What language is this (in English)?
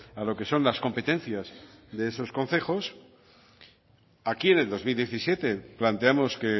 Spanish